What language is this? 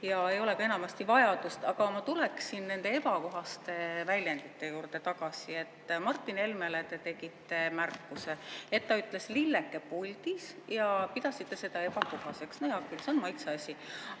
Estonian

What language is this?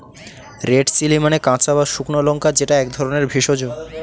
Bangla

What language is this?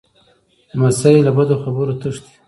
Pashto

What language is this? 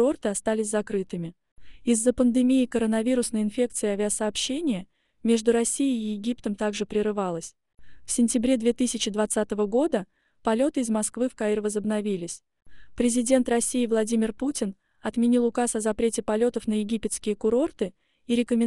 Russian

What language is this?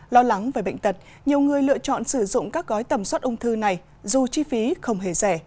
Vietnamese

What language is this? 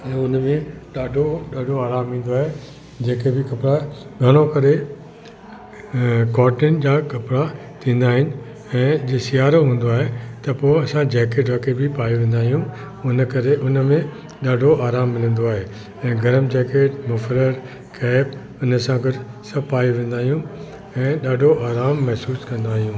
Sindhi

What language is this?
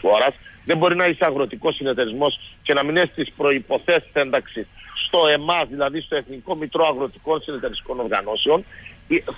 Greek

